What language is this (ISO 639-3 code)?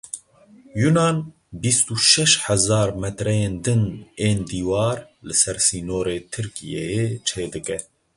kur